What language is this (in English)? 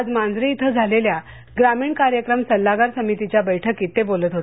Marathi